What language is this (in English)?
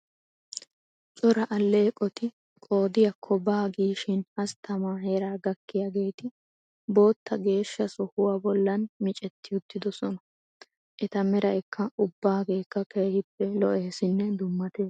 Wolaytta